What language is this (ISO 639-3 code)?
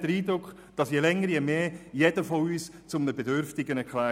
gsw